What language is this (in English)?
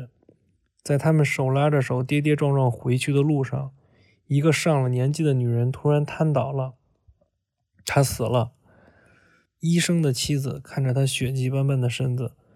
Chinese